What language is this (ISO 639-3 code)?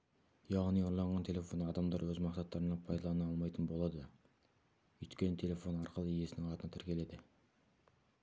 kaz